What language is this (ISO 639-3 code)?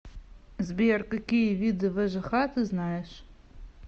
rus